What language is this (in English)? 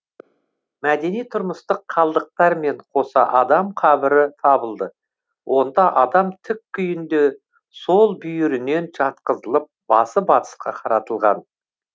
Kazakh